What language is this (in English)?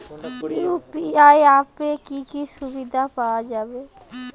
Bangla